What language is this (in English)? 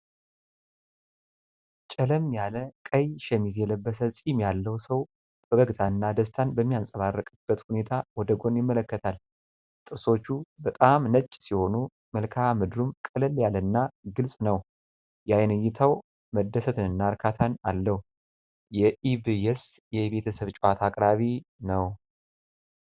Amharic